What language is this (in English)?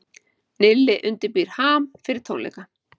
Icelandic